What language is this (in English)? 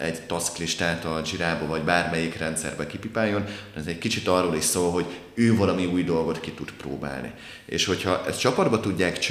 Hungarian